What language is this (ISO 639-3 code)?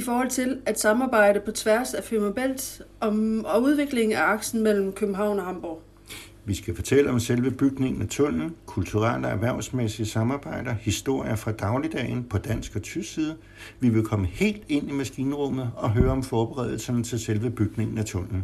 dan